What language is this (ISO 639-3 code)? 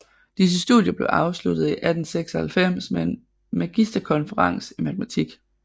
dan